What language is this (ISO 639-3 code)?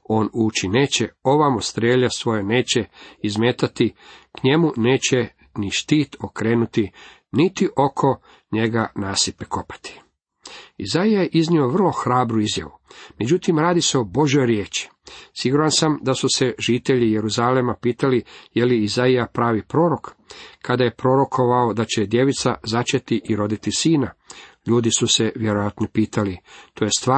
hrv